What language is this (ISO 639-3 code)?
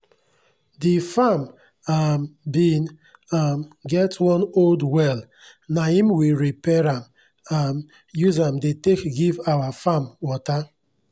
pcm